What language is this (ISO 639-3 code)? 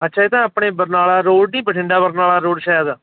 pan